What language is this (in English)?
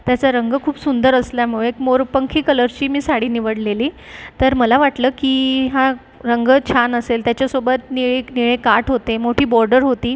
Marathi